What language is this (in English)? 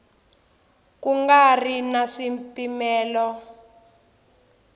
Tsonga